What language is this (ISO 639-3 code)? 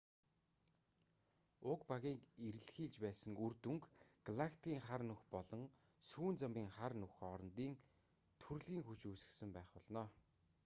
mon